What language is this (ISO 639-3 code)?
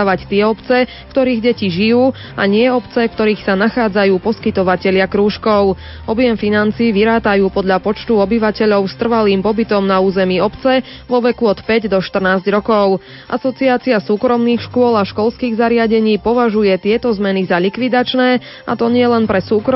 slk